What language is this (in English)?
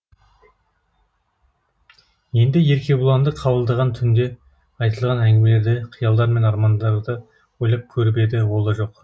Kazakh